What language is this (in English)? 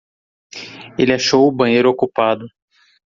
Portuguese